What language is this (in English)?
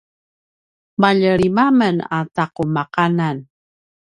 Paiwan